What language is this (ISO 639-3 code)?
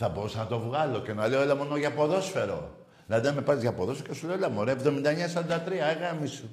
ell